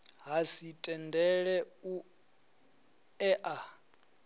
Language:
Venda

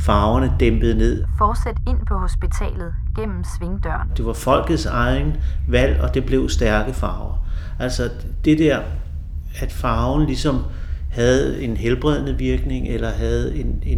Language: Danish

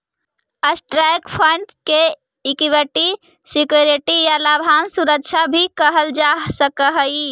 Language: Magahi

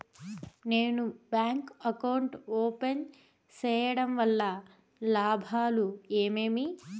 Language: Telugu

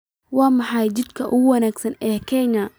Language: Somali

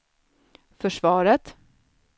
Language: Swedish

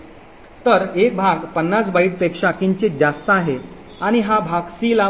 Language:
Marathi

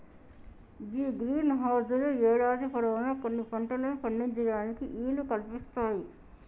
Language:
Telugu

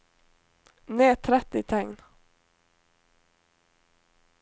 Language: Norwegian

